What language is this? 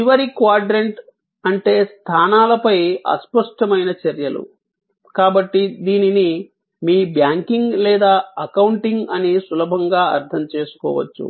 Telugu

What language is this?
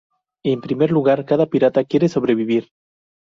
Spanish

